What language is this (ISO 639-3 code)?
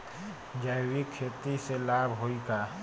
bho